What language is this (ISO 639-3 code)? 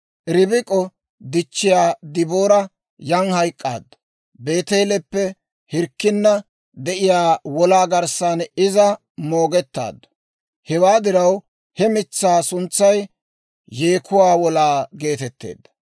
dwr